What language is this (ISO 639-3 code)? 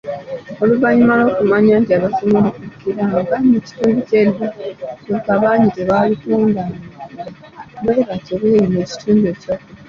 lug